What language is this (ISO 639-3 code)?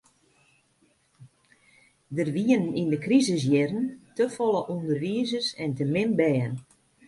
fry